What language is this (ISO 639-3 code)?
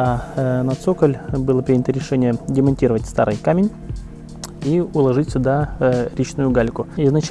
rus